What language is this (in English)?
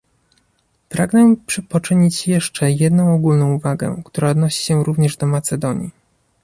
Polish